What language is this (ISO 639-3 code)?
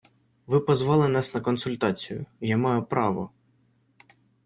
ukr